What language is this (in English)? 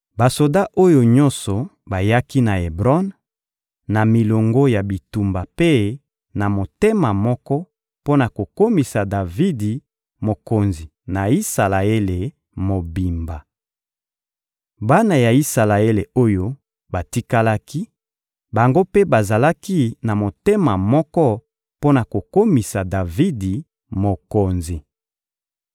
Lingala